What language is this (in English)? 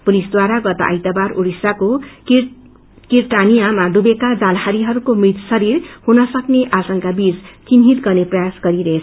Nepali